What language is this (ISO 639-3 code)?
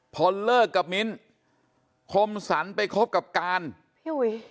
tha